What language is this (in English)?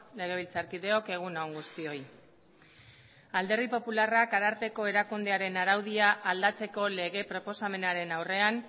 Basque